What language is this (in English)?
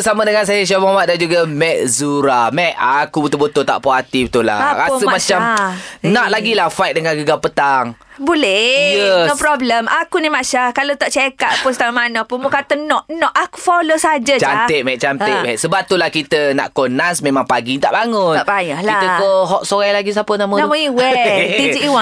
Malay